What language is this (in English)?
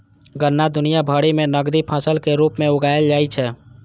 Maithili